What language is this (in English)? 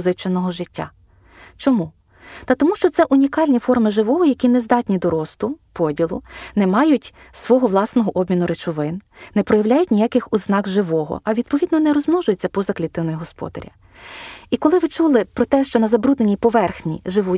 Ukrainian